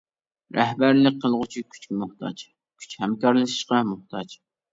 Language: Uyghur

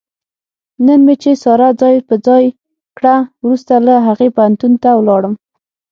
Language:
Pashto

